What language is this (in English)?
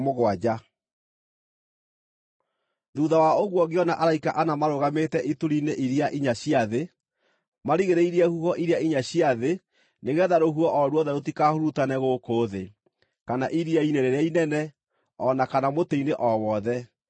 Kikuyu